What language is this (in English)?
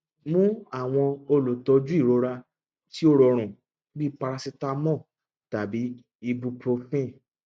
Yoruba